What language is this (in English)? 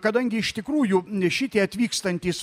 Lithuanian